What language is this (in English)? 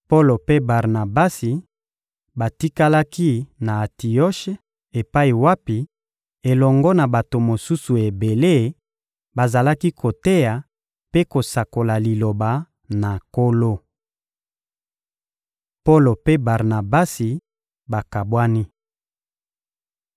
Lingala